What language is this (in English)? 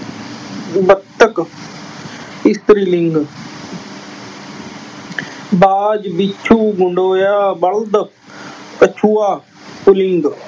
Punjabi